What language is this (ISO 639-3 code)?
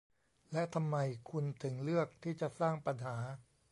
tha